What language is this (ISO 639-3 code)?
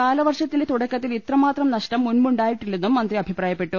mal